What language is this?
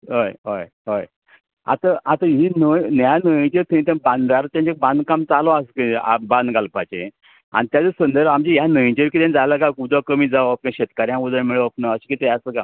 Konkani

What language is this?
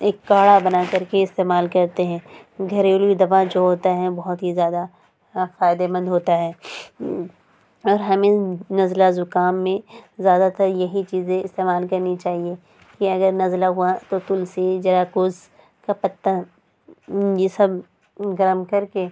Urdu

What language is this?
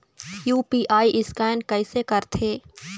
Chhattisgarhi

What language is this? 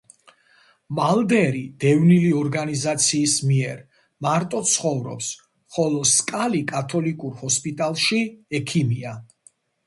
Georgian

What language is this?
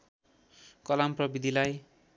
Nepali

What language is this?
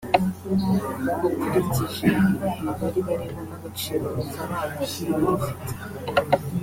Kinyarwanda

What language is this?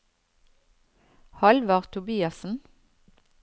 Norwegian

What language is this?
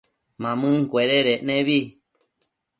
Matsés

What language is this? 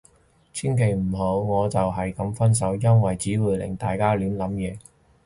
Cantonese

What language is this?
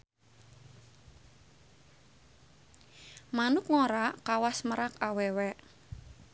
Sundanese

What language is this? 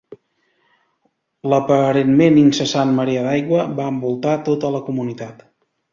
Catalan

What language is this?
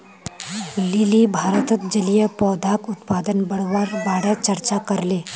Magahi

